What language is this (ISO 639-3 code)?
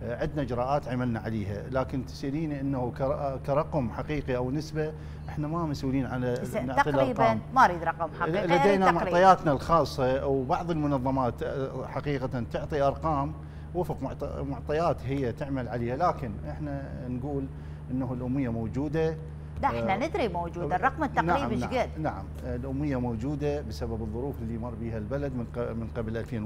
ara